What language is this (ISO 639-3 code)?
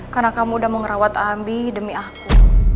ind